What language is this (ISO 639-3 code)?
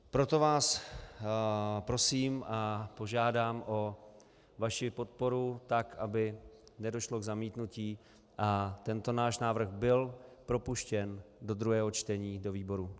ces